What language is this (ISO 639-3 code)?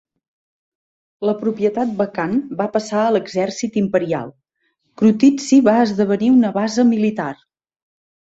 cat